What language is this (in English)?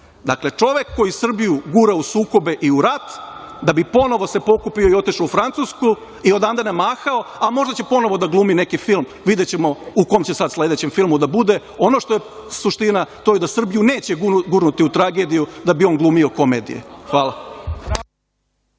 Serbian